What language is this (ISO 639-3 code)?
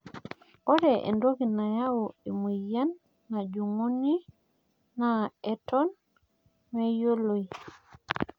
mas